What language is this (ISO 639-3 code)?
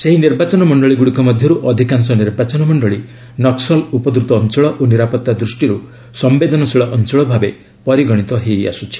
ori